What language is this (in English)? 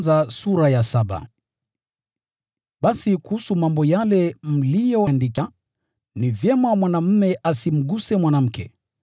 Swahili